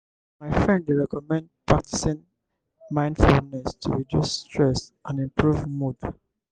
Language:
Nigerian Pidgin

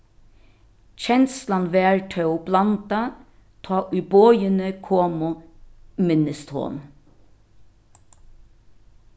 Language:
Faroese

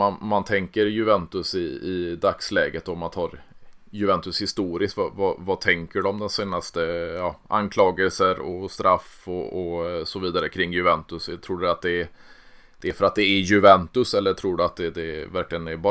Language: Swedish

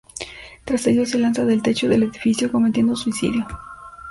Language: Spanish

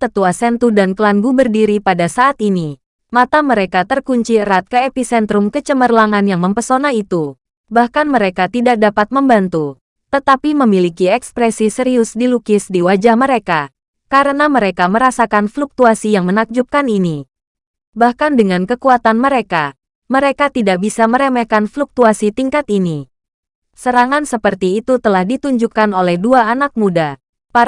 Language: Indonesian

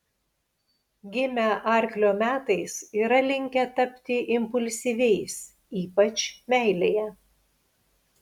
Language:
Lithuanian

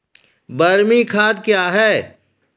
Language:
Maithili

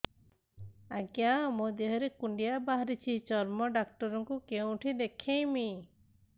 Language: Odia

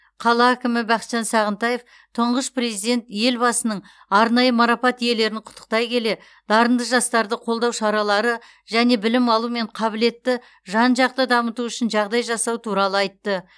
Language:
Kazakh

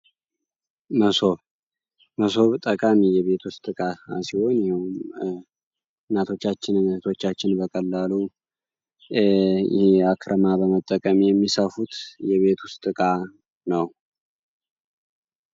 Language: Amharic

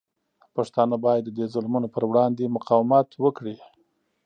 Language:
Pashto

